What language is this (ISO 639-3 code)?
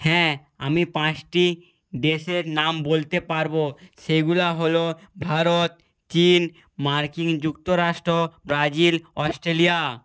ben